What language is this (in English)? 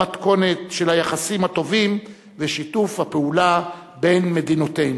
Hebrew